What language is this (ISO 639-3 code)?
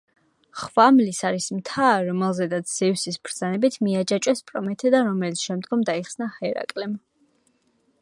kat